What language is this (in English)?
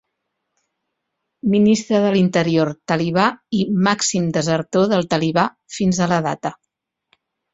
Catalan